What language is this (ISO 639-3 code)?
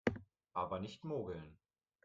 deu